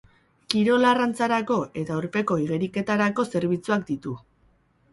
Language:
Basque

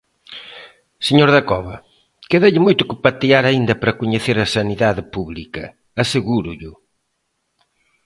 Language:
Galician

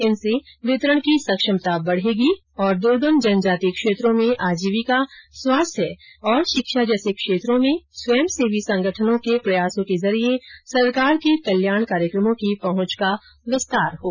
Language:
Hindi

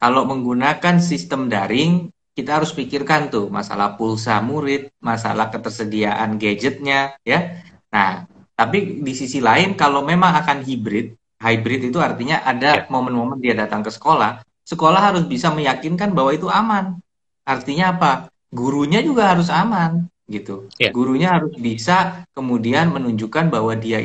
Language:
Indonesian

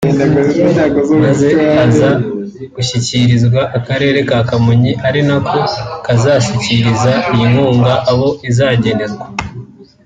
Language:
Kinyarwanda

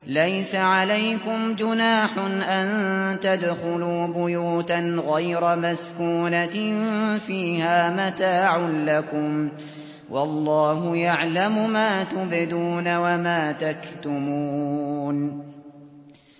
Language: Arabic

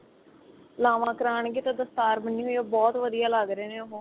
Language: Punjabi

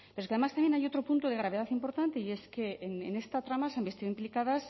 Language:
Spanish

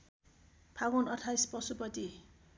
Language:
Nepali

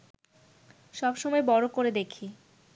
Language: Bangla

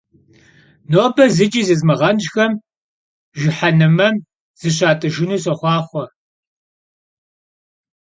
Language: Kabardian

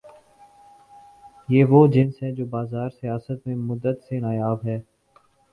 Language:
Urdu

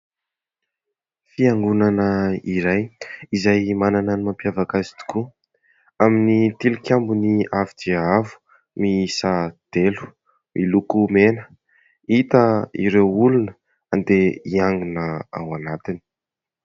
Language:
Malagasy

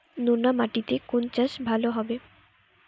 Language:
Bangla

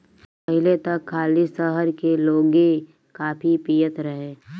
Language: Bhojpuri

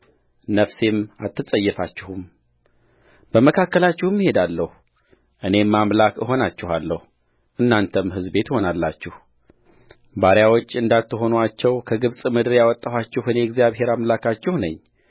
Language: Amharic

